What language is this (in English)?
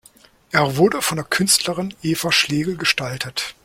German